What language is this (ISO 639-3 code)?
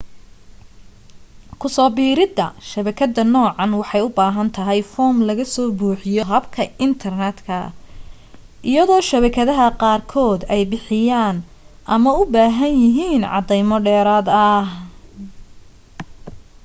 som